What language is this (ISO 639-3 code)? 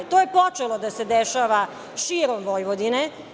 srp